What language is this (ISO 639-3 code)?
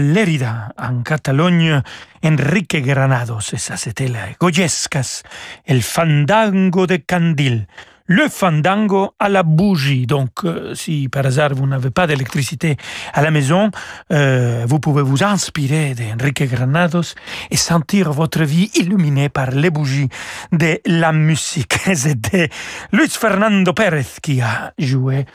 fra